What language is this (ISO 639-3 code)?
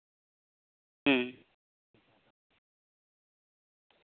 sat